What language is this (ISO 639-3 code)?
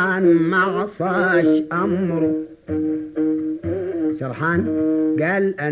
ara